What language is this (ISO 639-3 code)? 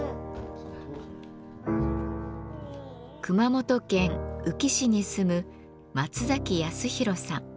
jpn